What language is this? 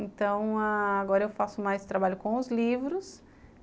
Portuguese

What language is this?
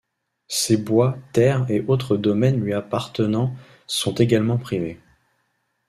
French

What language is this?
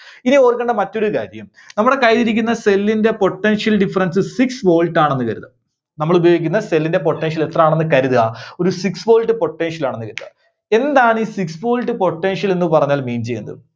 Malayalam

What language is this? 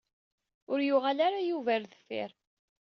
Kabyle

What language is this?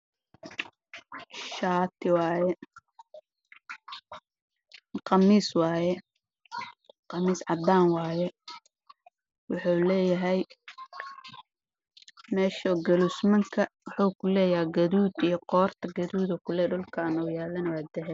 Somali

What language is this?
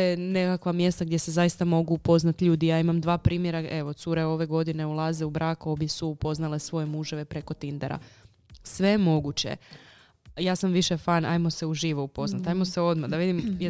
Croatian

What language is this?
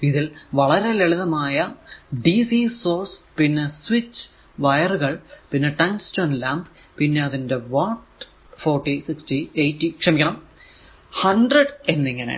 Malayalam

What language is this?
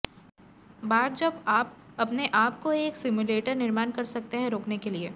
Hindi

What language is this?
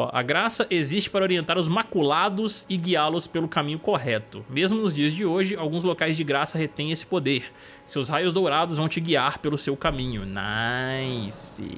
Portuguese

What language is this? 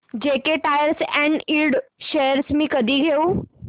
Marathi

